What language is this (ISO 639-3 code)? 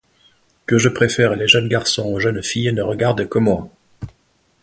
fra